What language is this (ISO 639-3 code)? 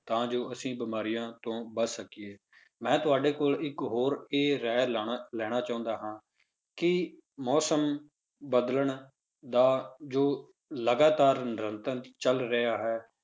pan